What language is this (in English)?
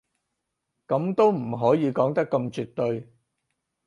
Cantonese